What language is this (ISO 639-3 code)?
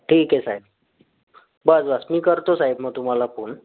mar